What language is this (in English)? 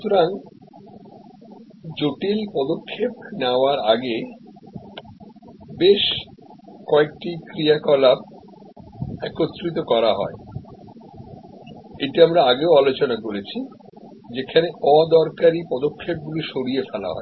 Bangla